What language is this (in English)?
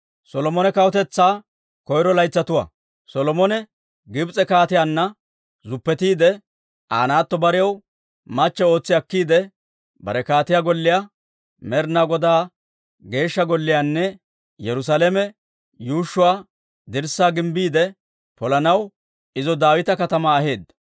Dawro